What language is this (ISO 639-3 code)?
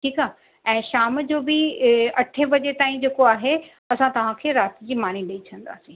snd